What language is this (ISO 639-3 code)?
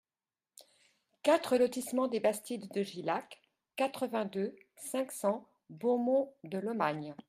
fra